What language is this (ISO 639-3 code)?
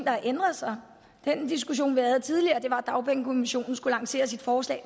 dan